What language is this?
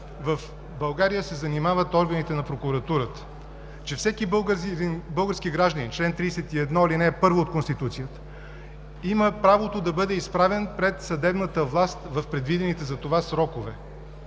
Bulgarian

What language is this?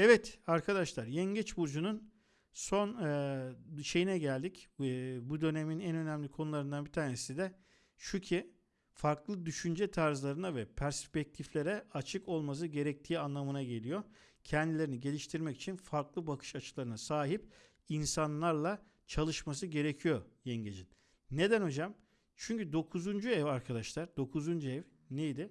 Turkish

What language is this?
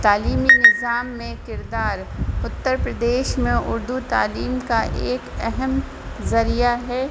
Urdu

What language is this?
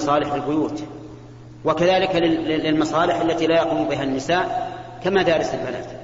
Arabic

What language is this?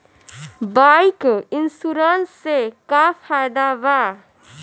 Bhojpuri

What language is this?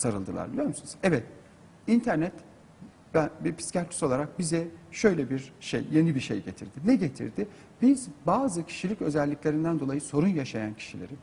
Turkish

